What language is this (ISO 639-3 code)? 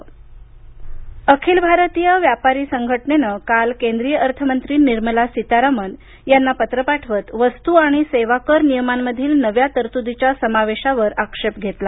mar